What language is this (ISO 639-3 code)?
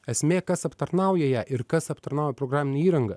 lit